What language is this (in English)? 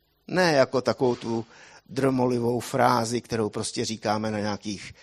Czech